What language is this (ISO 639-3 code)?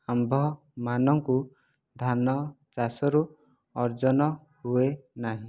ori